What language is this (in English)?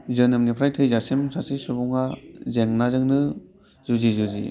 Bodo